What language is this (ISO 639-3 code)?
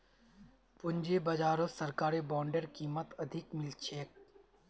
mag